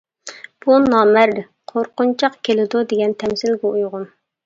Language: Uyghur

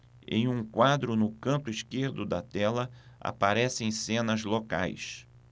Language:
Portuguese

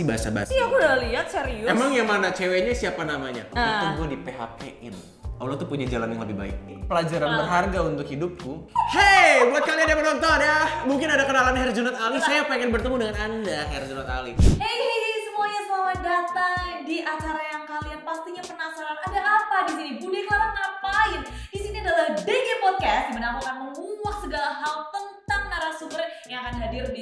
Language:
Indonesian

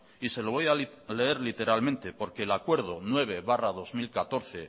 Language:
Spanish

